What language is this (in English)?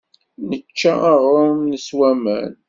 Kabyle